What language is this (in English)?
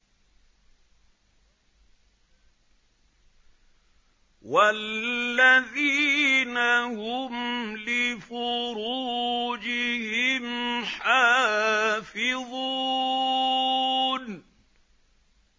Arabic